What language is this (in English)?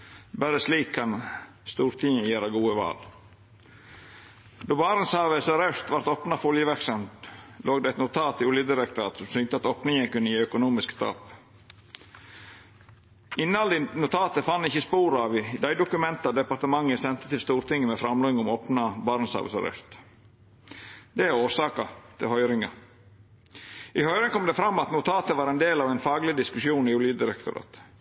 Norwegian Nynorsk